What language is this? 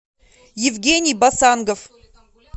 Russian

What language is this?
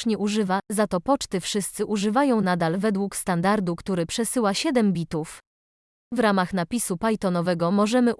Polish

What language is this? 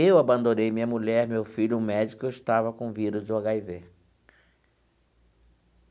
Portuguese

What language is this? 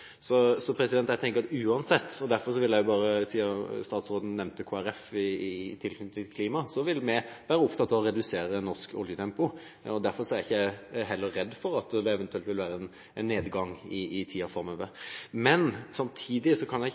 Norwegian Bokmål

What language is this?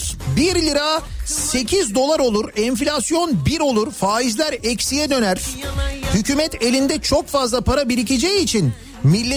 Turkish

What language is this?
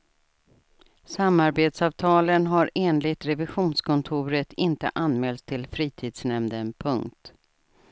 Swedish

